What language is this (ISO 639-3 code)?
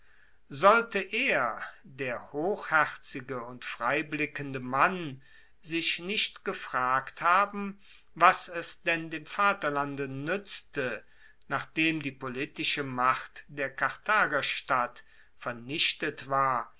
deu